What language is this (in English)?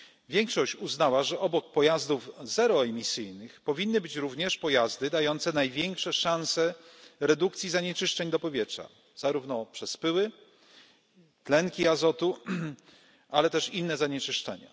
Polish